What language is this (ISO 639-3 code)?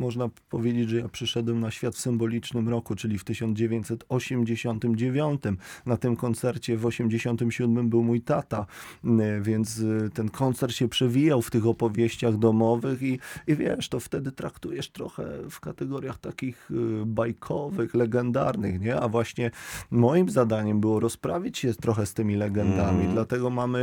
pol